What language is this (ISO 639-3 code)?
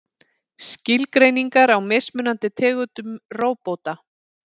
isl